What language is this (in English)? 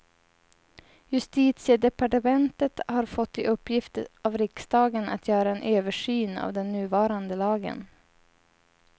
Swedish